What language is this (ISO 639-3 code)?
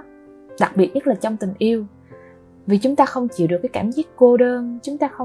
vie